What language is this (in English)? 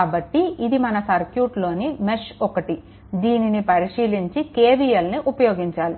Telugu